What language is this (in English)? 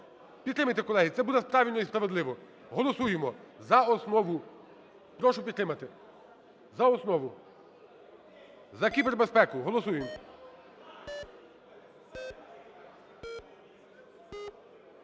Ukrainian